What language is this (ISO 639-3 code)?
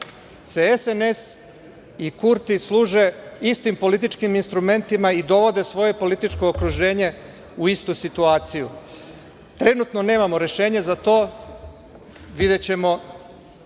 srp